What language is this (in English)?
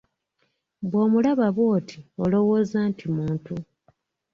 Ganda